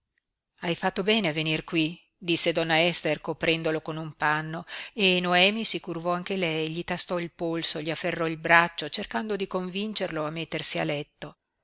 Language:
Italian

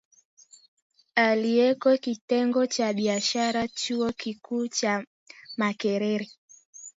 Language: Swahili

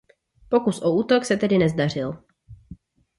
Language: Czech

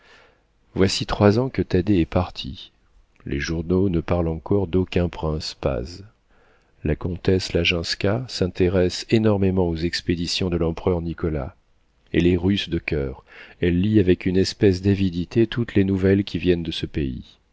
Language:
French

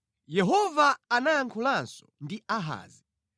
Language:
Nyanja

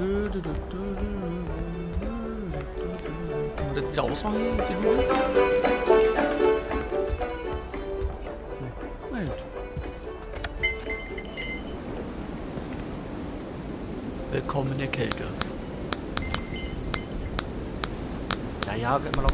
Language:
German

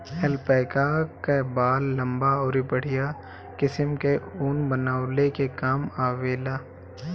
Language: Bhojpuri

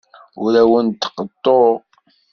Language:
Kabyle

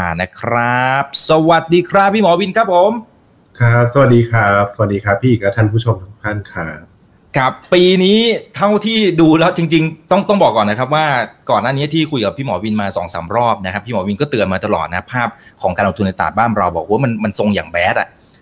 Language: Thai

